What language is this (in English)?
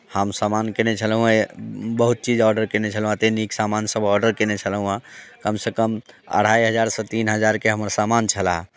Maithili